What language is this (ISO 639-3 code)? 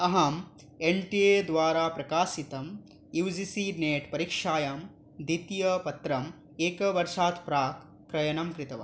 san